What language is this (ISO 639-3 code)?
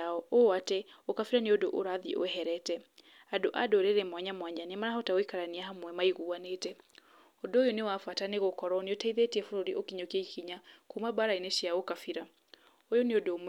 kik